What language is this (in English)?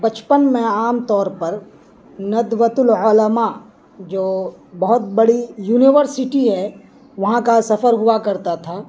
Urdu